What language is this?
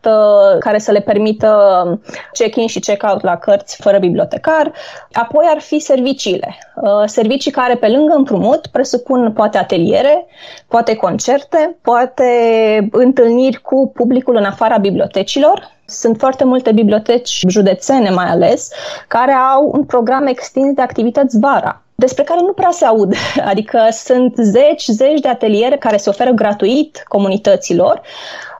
Romanian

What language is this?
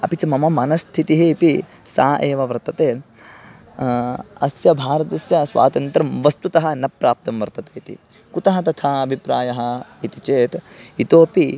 Sanskrit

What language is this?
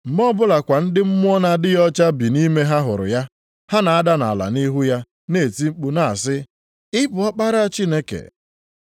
Igbo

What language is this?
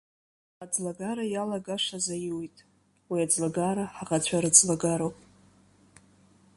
Abkhazian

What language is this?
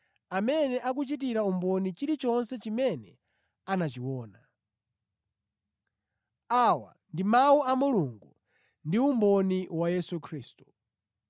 Nyanja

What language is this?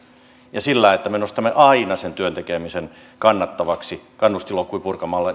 Finnish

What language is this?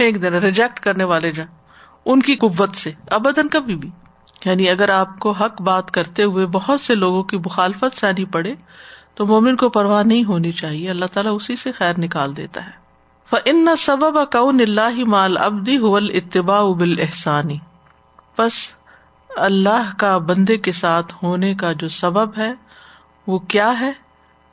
Urdu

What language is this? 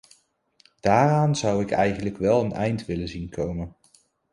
Dutch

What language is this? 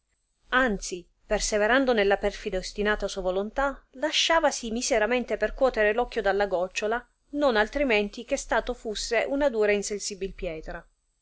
Italian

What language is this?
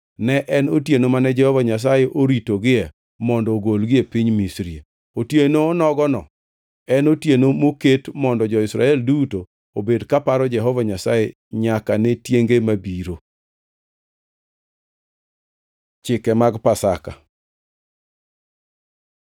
Luo (Kenya and Tanzania)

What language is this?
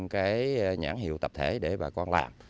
Vietnamese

